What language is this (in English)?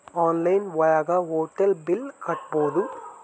Kannada